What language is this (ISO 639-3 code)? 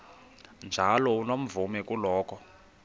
xho